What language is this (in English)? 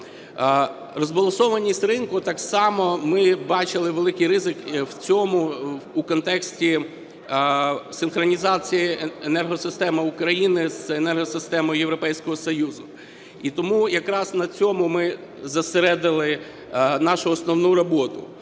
Ukrainian